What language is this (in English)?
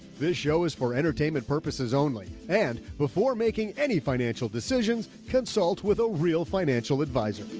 English